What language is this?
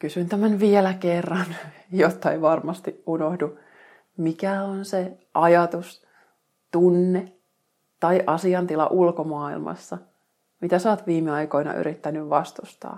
Finnish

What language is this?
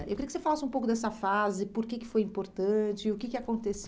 Portuguese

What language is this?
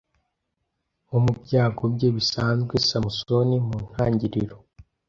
Kinyarwanda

